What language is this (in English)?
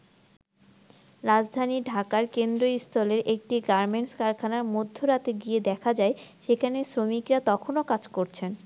Bangla